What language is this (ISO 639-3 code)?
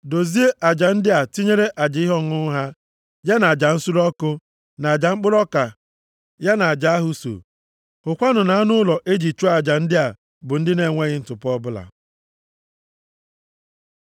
ibo